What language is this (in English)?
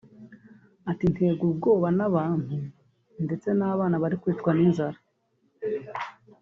Kinyarwanda